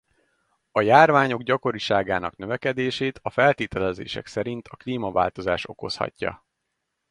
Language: Hungarian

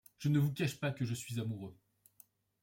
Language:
French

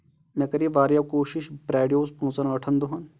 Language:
Kashmiri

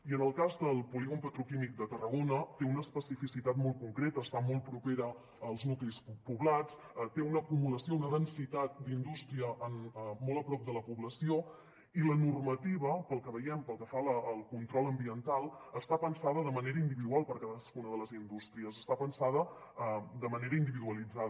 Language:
Catalan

